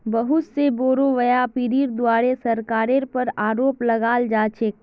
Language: Magahi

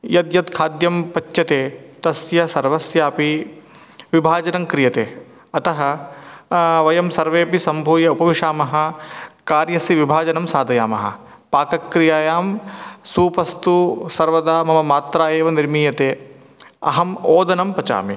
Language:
Sanskrit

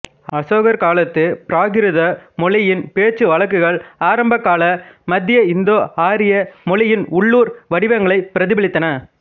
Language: Tamil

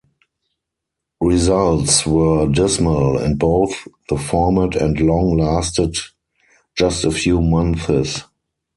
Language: English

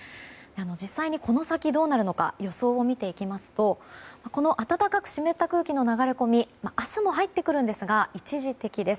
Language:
Japanese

